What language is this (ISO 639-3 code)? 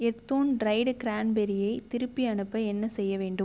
tam